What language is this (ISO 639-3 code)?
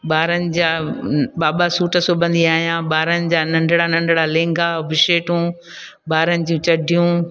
snd